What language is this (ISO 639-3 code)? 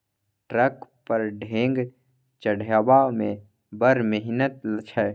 mai